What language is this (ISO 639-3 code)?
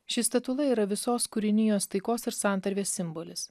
lit